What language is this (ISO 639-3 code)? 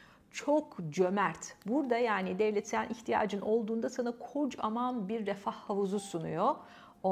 tur